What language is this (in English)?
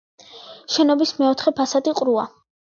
Georgian